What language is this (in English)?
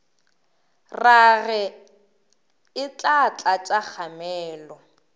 Northern Sotho